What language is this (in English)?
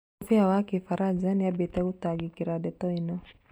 Kikuyu